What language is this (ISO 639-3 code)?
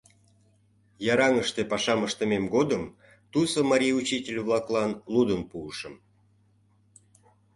chm